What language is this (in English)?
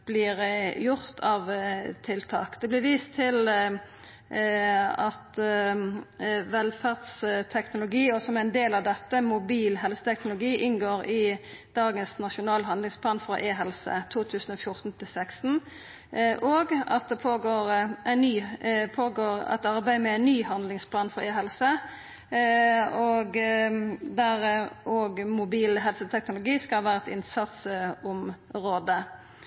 Norwegian Nynorsk